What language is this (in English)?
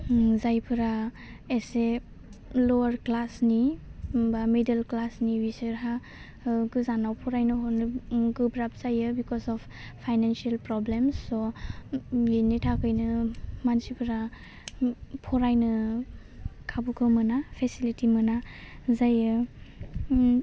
Bodo